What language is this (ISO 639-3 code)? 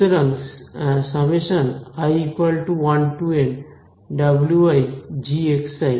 ben